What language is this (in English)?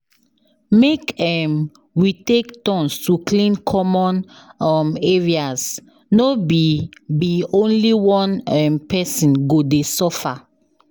Nigerian Pidgin